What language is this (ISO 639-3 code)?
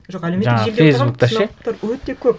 kaz